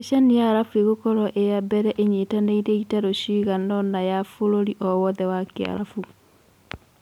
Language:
Kikuyu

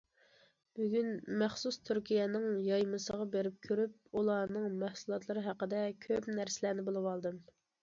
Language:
Uyghur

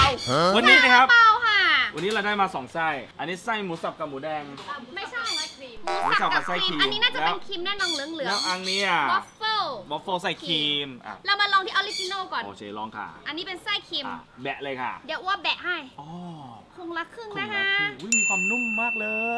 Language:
Thai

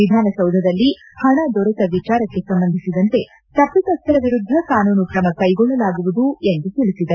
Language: Kannada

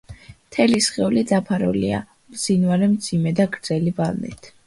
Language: Georgian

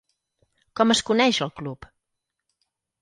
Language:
Catalan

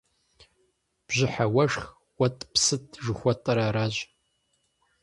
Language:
Kabardian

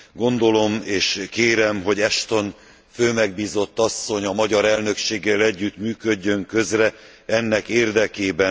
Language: Hungarian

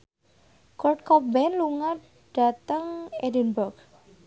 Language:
Javanese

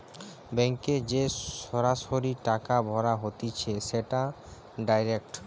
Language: Bangla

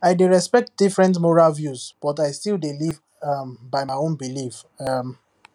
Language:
Nigerian Pidgin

